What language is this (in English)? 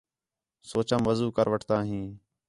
Khetrani